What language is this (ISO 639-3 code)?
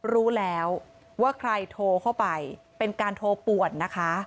tha